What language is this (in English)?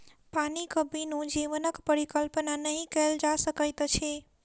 Maithili